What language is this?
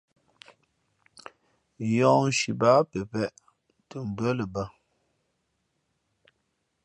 Fe'fe'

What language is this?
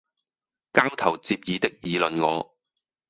Cantonese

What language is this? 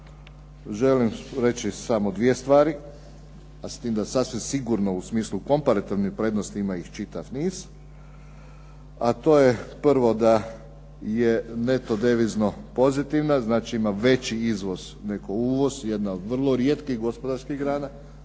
Croatian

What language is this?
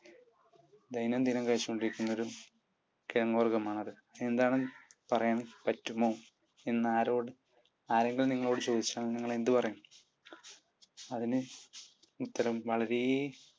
Malayalam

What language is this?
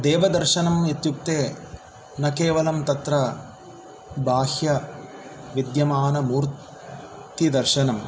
Sanskrit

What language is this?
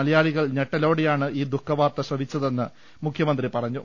Malayalam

